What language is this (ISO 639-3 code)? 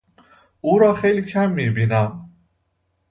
fas